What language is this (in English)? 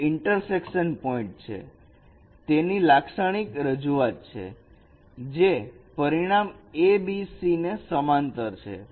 Gujarati